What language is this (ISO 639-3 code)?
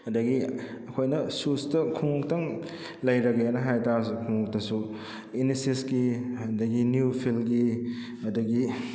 mni